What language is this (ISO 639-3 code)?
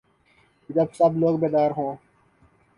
urd